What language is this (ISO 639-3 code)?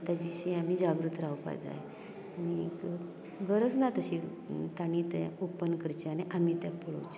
kok